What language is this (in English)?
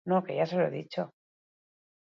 Basque